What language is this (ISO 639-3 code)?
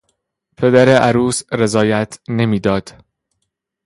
fas